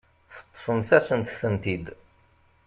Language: Kabyle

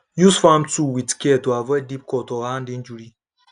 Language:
Nigerian Pidgin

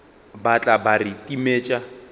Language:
Northern Sotho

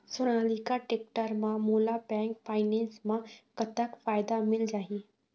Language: Chhattisgarhi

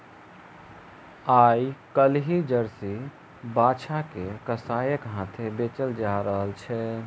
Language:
Maithili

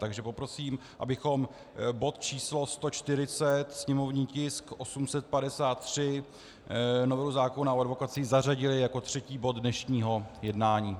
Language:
Czech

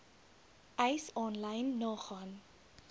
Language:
Afrikaans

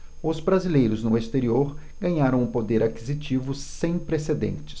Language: Portuguese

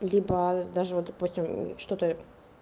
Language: Russian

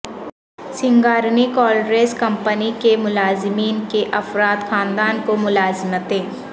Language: Urdu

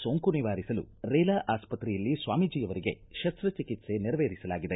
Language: Kannada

